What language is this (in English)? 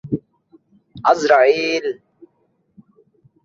Bangla